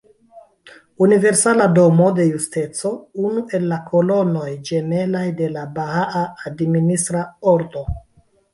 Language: Esperanto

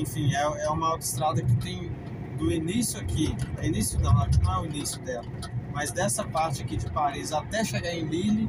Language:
Portuguese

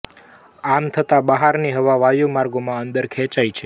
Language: Gujarati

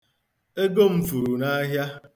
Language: Igbo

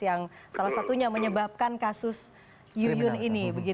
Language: Indonesian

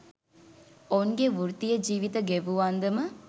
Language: Sinhala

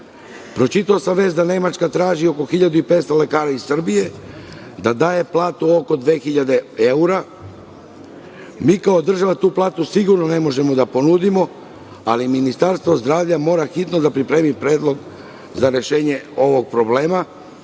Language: Serbian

